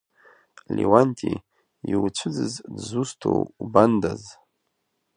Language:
Abkhazian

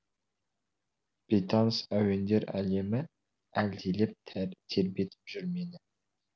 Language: Kazakh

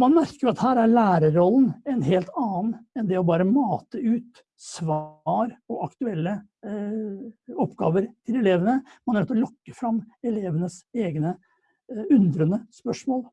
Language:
Norwegian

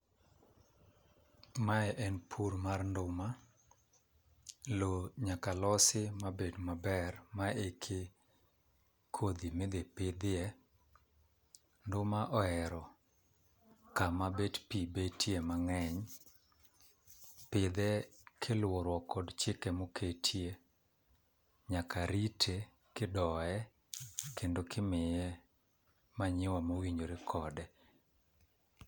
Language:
Luo (Kenya and Tanzania)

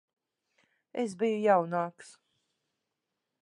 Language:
Latvian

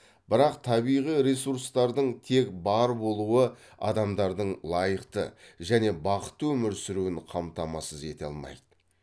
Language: Kazakh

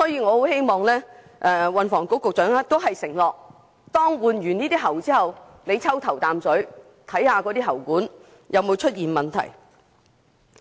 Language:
Cantonese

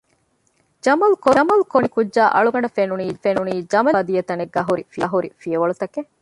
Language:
Divehi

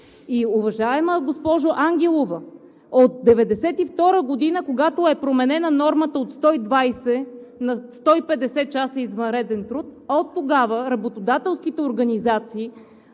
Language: Bulgarian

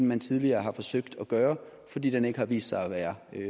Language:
Danish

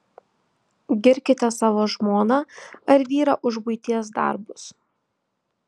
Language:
Lithuanian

